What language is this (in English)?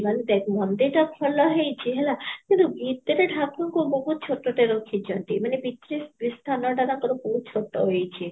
Odia